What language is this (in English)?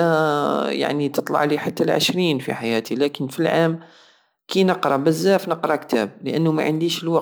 Algerian Saharan Arabic